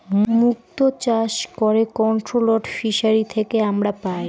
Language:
Bangla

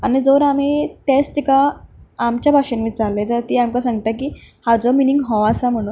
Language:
Konkani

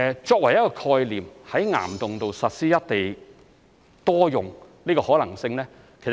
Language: Cantonese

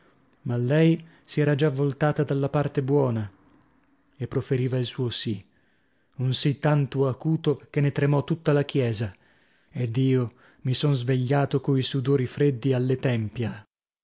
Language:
Italian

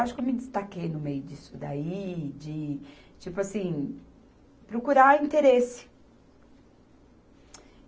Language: Portuguese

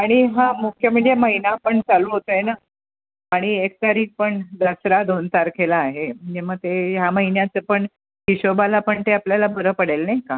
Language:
Marathi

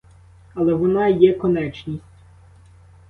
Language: Ukrainian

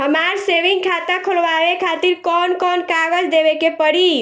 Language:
Bhojpuri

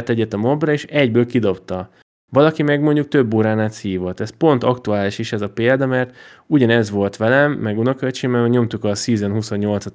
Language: Hungarian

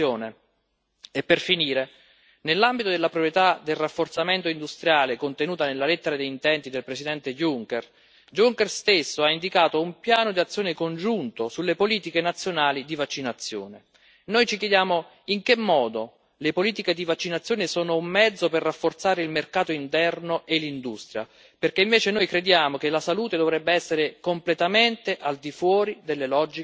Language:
Italian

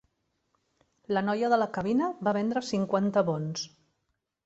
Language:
Catalan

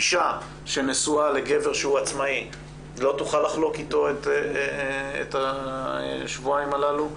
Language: Hebrew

